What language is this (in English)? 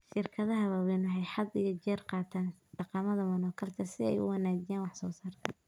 Somali